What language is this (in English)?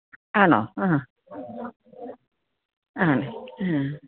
Malayalam